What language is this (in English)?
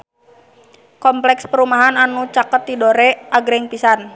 Sundanese